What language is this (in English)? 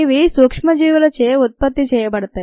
Telugu